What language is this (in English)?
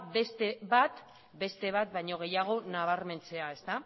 Basque